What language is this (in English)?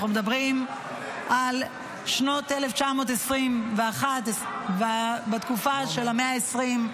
Hebrew